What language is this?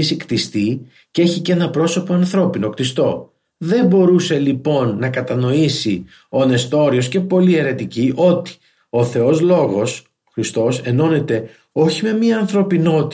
Greek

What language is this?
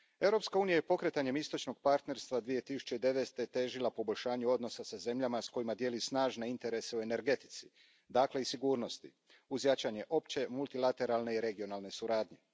Croatian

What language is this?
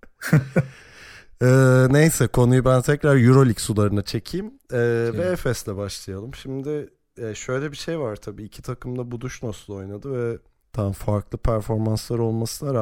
Turkish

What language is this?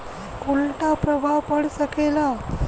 Bhojpuri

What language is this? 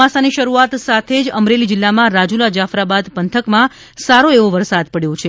Gujarati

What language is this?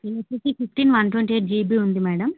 Telugu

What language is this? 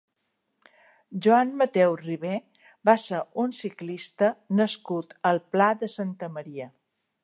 Catalan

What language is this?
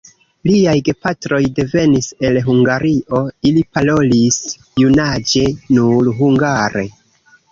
Esperanto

